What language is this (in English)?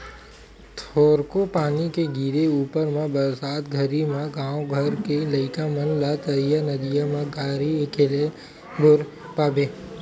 Chhattisgarhi